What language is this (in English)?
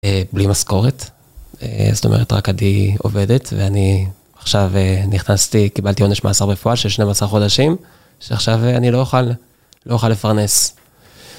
Hebrew